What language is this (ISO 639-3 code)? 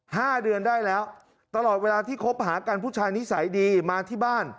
tha